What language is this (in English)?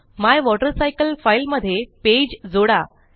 Marathi